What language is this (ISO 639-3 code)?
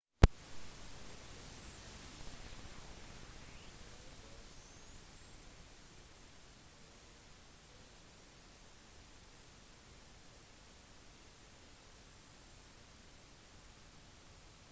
nob